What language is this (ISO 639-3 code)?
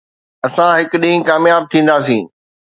snd